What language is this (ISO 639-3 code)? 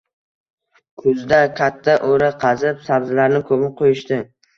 uzb